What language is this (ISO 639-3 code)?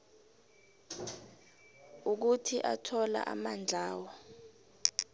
nbl